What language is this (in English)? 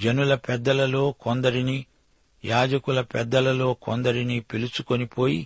Telugu